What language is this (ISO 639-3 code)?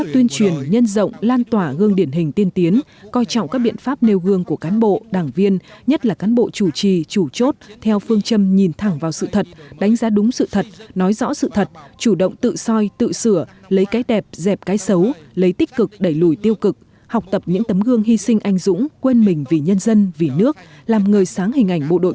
vie